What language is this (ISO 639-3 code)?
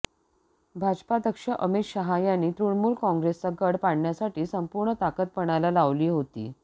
mar